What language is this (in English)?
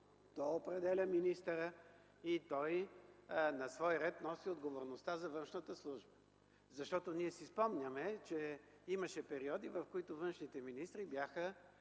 Bulgarian